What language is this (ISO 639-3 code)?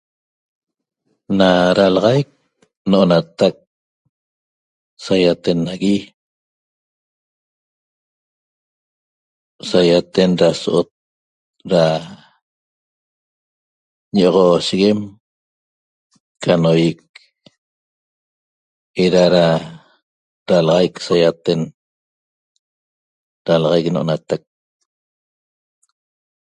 tob